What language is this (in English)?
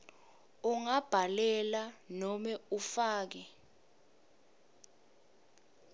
Swati